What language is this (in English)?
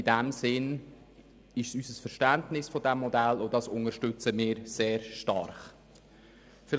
Swiss German